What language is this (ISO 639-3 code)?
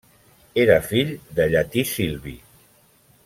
cat